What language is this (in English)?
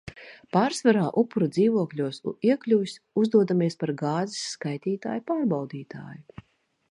Latvian